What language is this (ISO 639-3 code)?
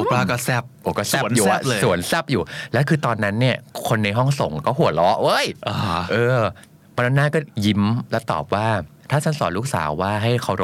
tha